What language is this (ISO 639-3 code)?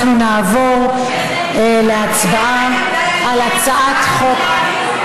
heb